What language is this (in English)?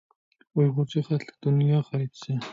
Uyghur